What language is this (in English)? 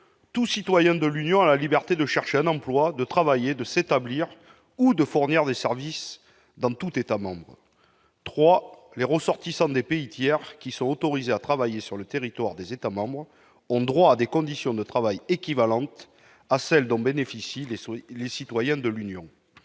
French